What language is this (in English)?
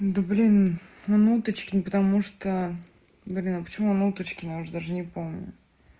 Russian